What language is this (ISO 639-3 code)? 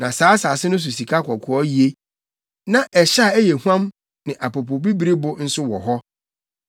aka